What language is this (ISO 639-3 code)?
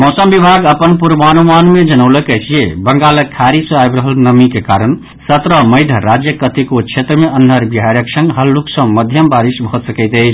mai